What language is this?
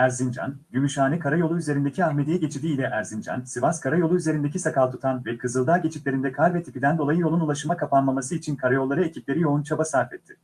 Turkish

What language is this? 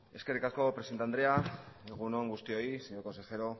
Basque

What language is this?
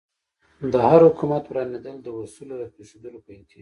Pashto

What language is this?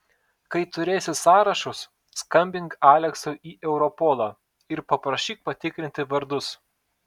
Lithuanian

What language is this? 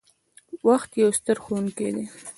Pashto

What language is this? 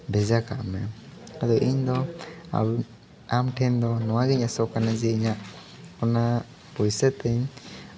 Santali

